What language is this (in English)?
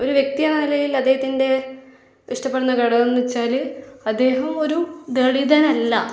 Malayalam